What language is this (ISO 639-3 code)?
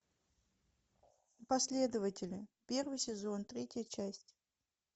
rus